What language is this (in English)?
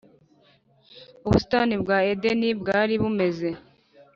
Kinyarwanda